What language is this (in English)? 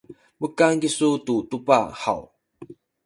Sakizaya